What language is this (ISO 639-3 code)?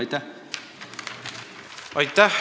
est